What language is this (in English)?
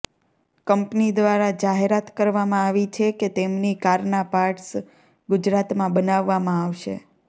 Gujarati